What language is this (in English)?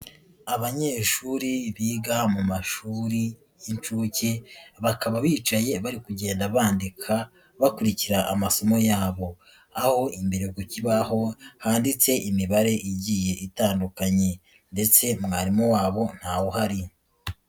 Kinyarwanda